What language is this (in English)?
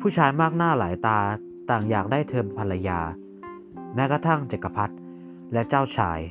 Thai